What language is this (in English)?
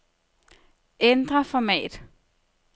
Danish